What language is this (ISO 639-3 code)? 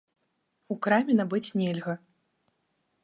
bel